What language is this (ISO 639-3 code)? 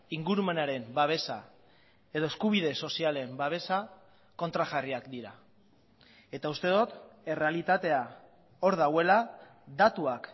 eus